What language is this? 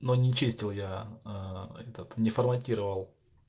Russian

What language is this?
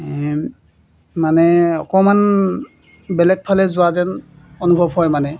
Assamese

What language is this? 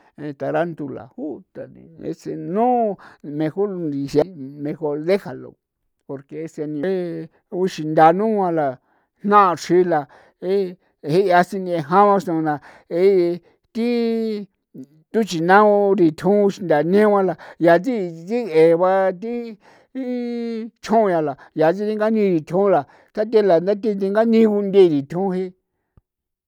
San Felipe Otlaltepec Popoloca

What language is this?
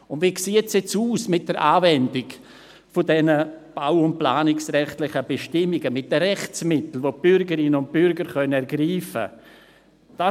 Swiss German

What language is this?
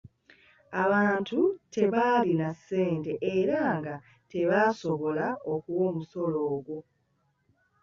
Ganda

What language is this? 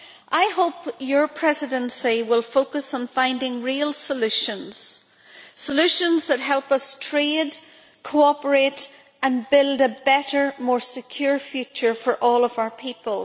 English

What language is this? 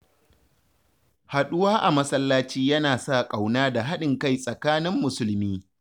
Hausa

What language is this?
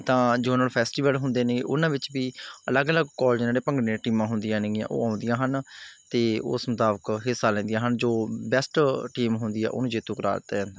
Punjabi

